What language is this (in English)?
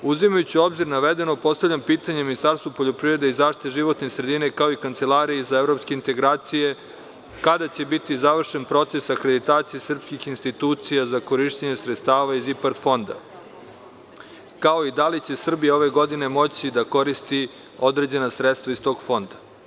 Serbian